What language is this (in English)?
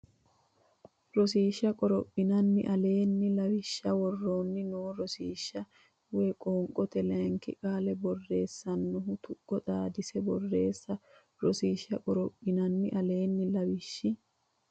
Sidamo